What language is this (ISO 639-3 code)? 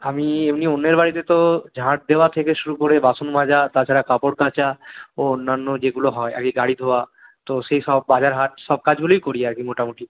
ben